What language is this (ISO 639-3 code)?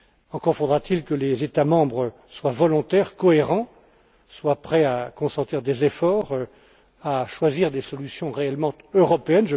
fra